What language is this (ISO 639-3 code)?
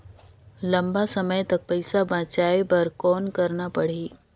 hne